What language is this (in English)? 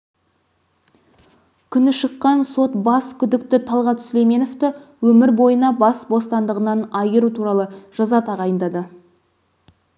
Kazakh